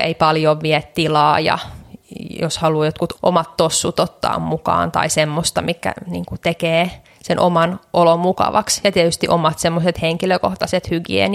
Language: Finnish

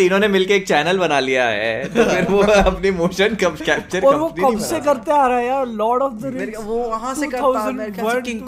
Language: Hindi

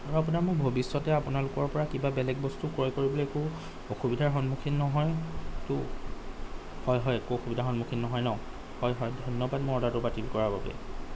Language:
Assamese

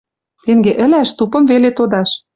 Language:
Western Mari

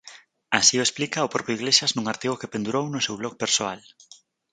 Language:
Galician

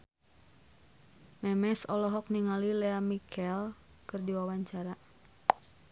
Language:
Sundanese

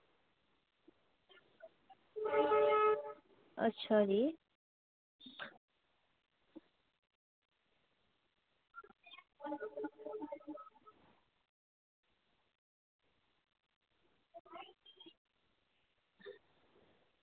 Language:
Dogri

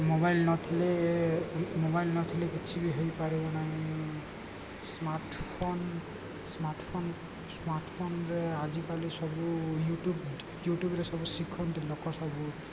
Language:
Odia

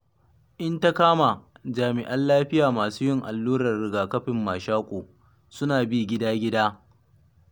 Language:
Hausa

